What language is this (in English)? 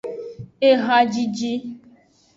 Aja (Benin)